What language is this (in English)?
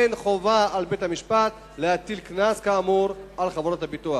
Hebrew